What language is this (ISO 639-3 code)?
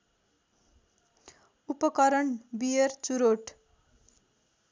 nep